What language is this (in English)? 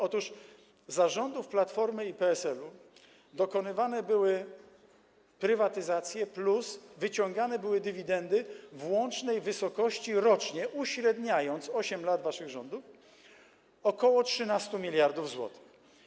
Polish